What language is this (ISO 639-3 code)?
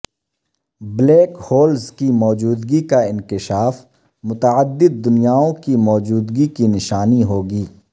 urd